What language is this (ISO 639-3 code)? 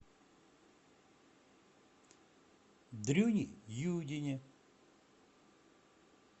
rus